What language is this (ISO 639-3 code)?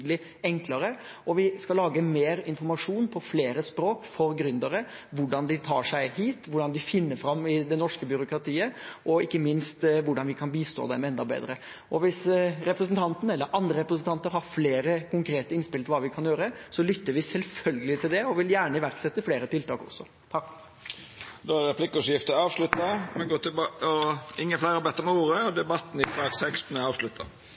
nor